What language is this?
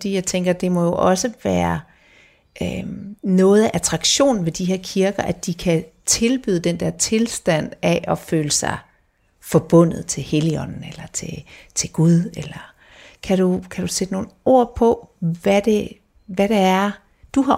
Danish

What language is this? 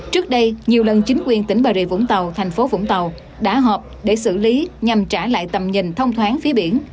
Vietnamese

